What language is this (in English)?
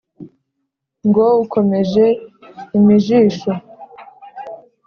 Kinyarwanda